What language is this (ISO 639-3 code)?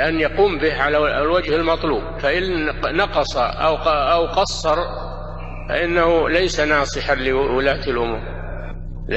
ara